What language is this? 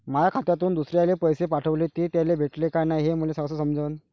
Marathi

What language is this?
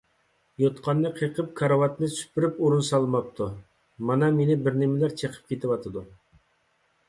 Uyghur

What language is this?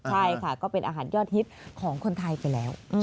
Thai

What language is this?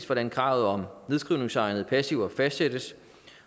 Danish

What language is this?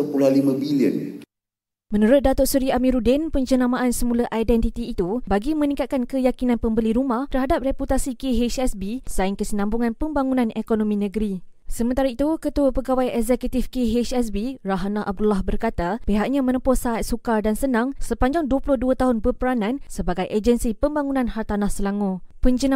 Malay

